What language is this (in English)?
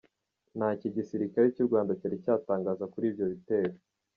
Kinyarwanda